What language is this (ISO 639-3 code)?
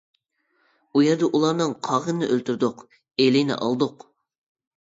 uig